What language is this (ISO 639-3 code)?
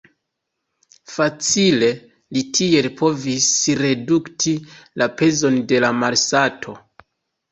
epo